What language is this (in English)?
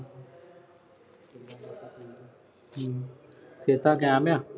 Punjabi